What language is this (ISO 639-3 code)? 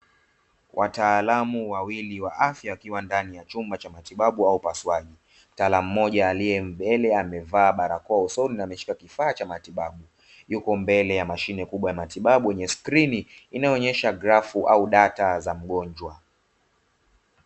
swa